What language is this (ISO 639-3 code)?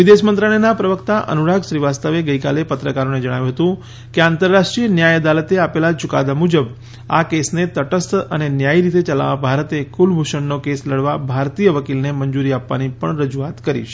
guj